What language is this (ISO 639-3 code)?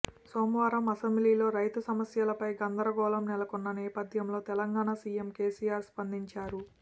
tel